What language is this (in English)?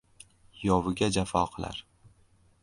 Uzbek